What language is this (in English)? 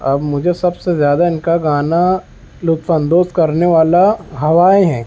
Urdu